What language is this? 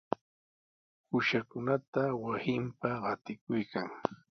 Sihuas Ancash Quechua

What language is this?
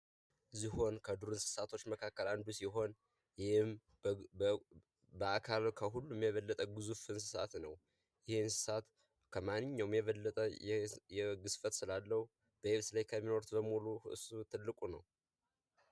Amharic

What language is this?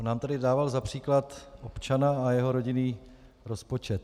Czech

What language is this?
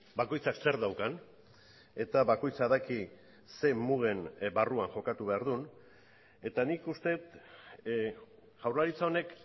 Basque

